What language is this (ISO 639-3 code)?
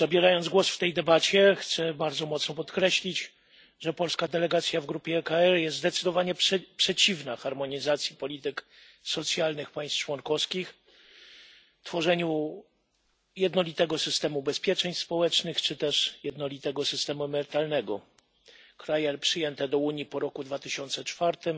pol